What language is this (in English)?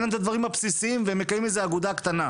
Hebrew